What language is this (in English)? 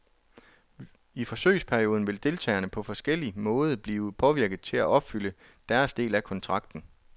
Danish